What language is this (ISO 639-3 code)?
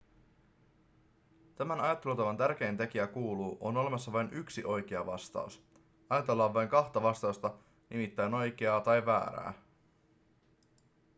fin